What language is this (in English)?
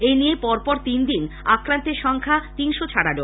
Bangla